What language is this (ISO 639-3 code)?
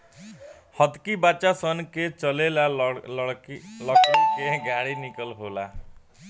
bho